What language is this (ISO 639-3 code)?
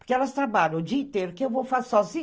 por